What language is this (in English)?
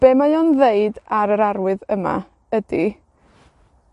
Welsh